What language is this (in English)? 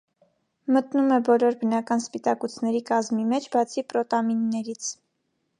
Armenian